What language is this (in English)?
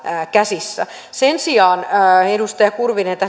Finnish